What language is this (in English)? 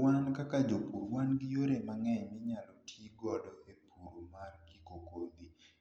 Luo (Kenya and Tanzania)